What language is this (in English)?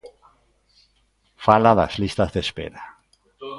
Galician